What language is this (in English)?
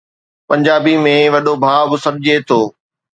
Sindhi